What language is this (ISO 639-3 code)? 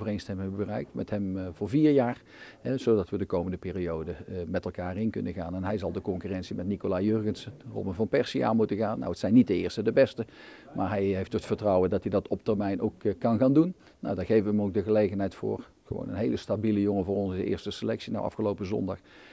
nld